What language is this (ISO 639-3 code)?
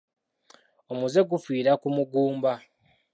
lug